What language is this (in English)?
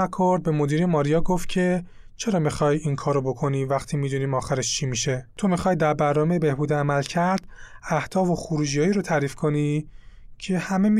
Persian